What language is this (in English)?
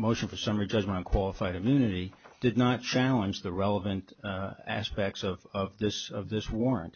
English